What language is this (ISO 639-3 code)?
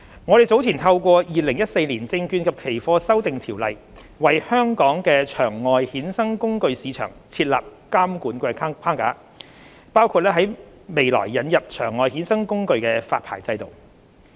yue